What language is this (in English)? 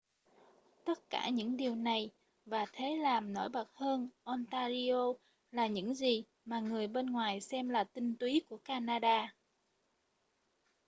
Vietnamese